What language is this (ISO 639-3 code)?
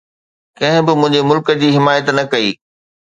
snd